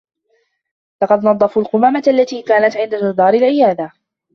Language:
Arabic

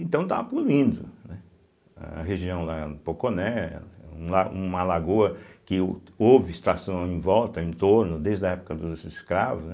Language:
Portuguese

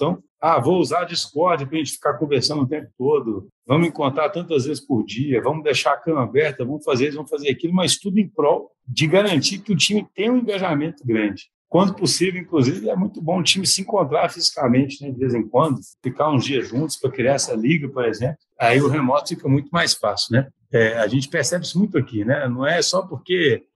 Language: Portuguese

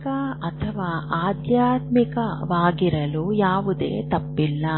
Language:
Kannada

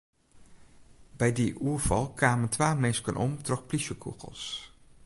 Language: Western Frisian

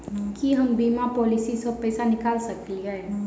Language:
Maithili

